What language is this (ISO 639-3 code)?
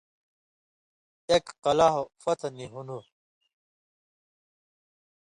mvy